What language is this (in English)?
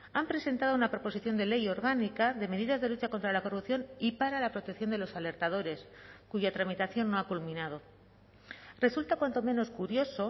Spanish